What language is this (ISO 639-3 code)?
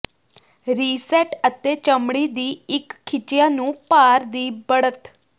pan